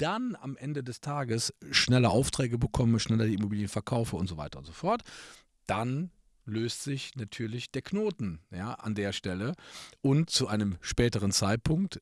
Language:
German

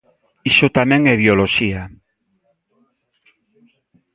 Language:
Galician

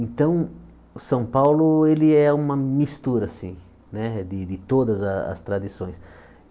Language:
Portuguese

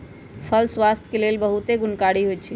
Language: Magahi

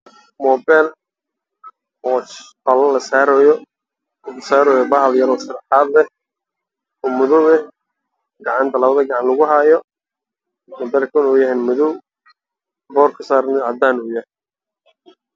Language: Somali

